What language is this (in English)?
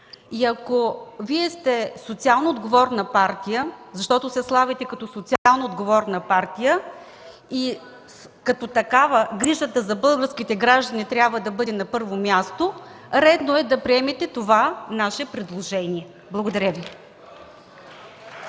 Bulgarian